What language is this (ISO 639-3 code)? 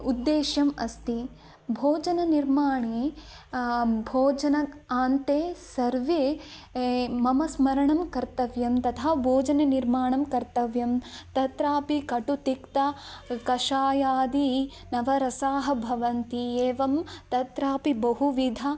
san